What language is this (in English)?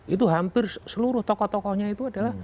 Indonesian